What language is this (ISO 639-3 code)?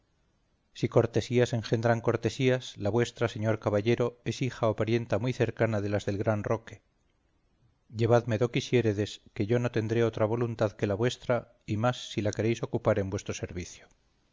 spa